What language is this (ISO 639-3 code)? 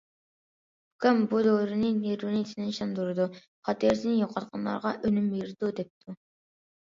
uig